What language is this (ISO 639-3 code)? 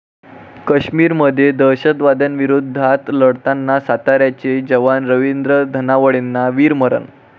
mar